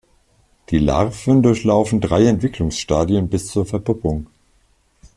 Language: German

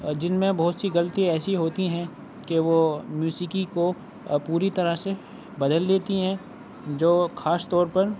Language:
Urdu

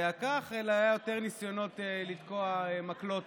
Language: Hebrew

